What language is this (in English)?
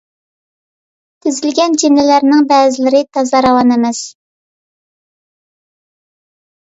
Uyghur